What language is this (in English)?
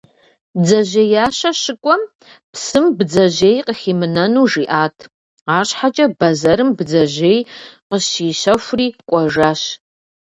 Kabardian